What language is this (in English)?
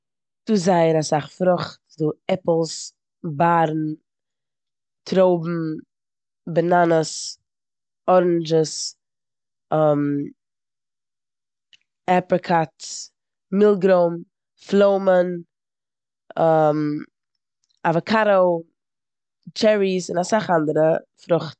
Yiddish